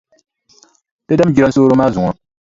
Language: Dagbani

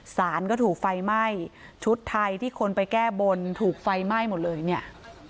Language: Thai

